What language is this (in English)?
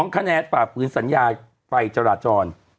Thai